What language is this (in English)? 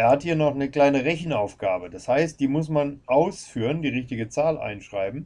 German